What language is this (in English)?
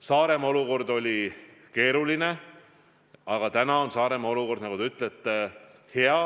Estonian